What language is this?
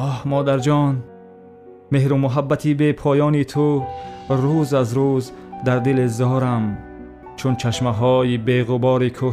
Persian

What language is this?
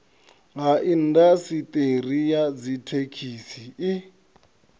Venda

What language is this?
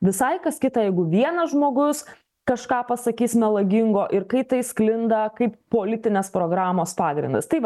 Lithuanian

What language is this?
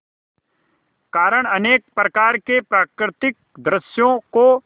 Hindi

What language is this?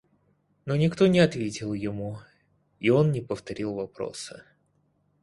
Russian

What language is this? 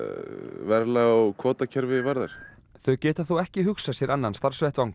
Icelandic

